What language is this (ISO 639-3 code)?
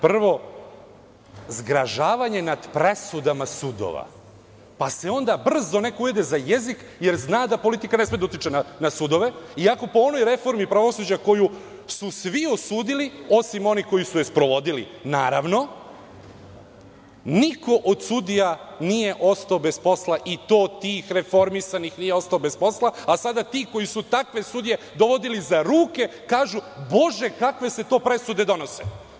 srp